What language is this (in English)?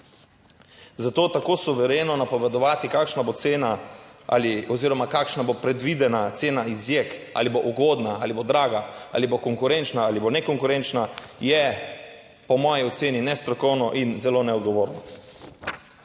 Slovenian